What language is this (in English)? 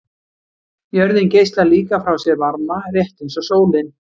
Icelandic